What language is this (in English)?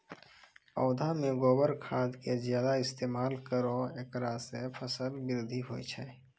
Maithili